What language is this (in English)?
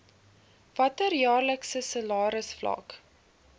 Afrikaans